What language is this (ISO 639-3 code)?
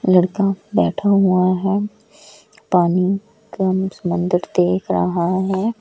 hin